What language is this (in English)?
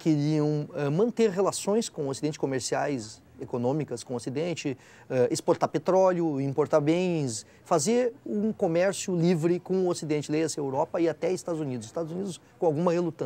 Portuguese